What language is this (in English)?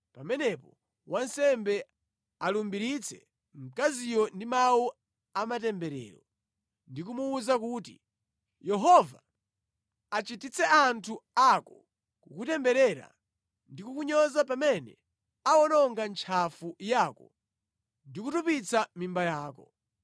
Nyanja